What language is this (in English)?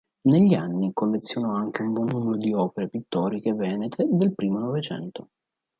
Italian